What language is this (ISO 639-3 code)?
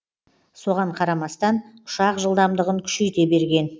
kaz